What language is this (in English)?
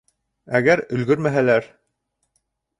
Bashkir